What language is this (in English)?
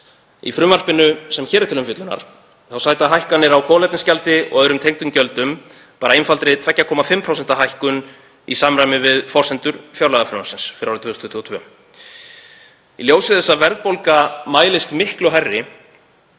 Icelandic